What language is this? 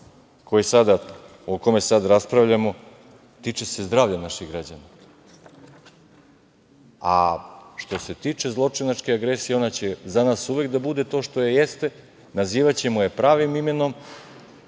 Serbian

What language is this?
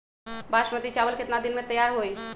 Magahi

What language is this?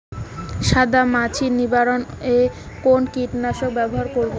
Bangla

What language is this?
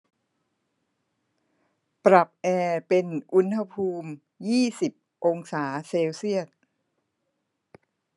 Thai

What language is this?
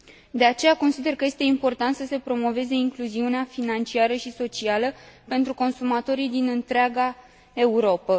Romanian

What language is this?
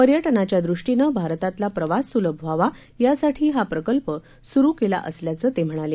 Marathi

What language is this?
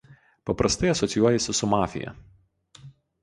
Lithuanian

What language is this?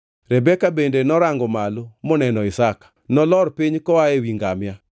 Luo (Kenya and Tanzania)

